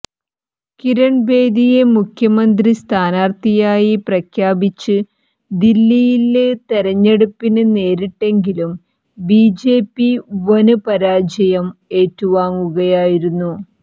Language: Malayalam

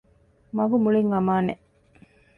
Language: Divehi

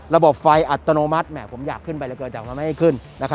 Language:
Thai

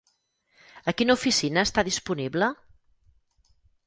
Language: Catalan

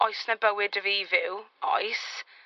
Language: Welsh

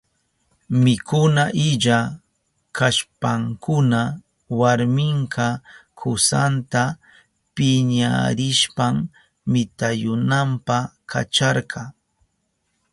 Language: Southern Pastaza Quechua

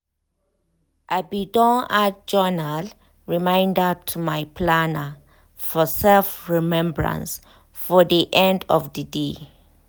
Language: Nigerian Pidgin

